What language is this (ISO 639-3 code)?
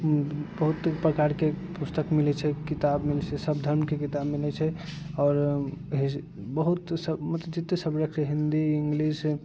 mai